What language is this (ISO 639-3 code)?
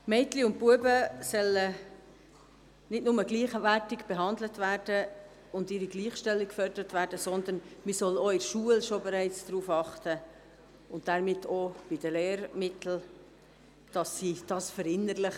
gsw